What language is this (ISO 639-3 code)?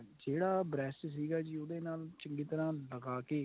pan